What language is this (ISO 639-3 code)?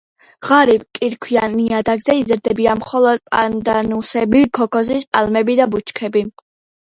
kat